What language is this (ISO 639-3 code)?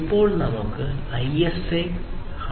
mal